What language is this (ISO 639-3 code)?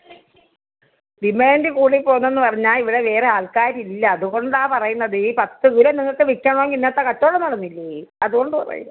mal